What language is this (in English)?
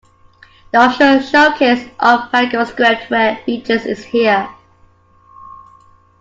English